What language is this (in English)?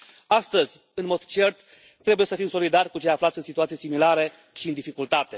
Romanian